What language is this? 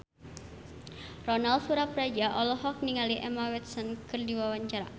Sundanese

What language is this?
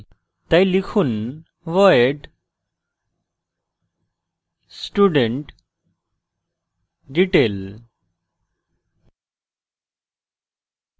Bangla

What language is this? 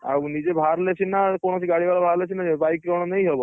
Odia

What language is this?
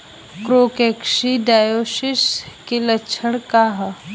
Bhojpuri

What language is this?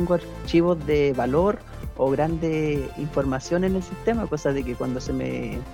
Spanish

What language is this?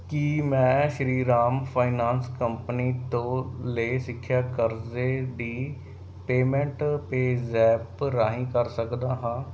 Punjabi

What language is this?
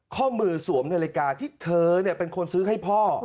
Thai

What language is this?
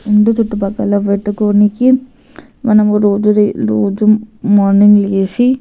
Telugu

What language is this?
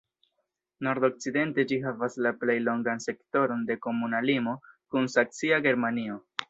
Esperanto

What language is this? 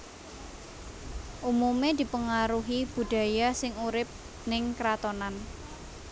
Javanese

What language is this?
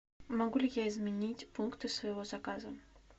Russian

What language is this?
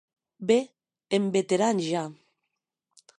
Occitan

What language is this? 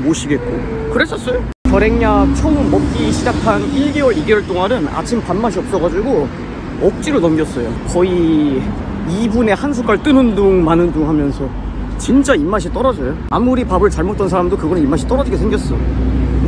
Korean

